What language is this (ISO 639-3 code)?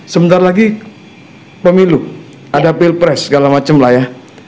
ind